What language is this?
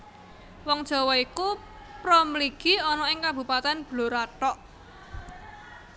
Javanese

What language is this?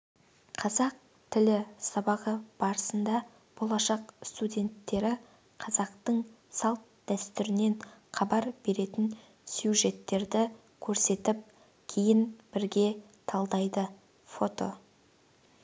Kazakh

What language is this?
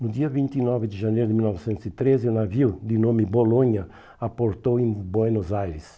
Portuguese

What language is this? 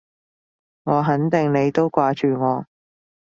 Cantonese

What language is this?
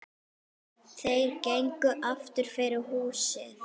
Icelandic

